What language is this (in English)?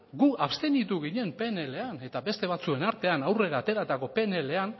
Basque